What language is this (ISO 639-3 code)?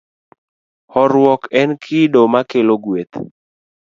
luo